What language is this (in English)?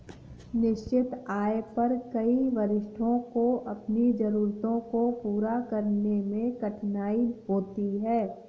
Hindi